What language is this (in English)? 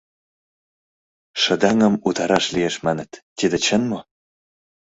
Mari